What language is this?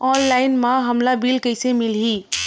Chhattisgarhi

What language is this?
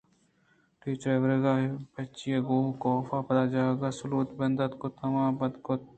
Eastern Balochi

